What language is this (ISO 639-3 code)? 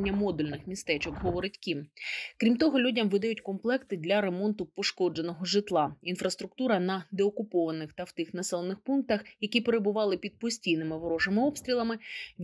ukr